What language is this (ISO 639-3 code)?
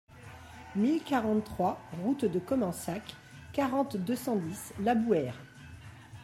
fra